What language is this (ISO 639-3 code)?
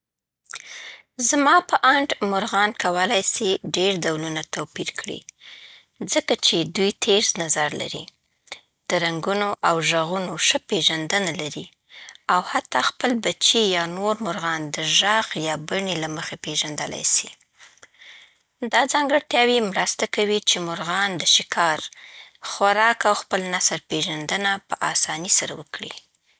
pbt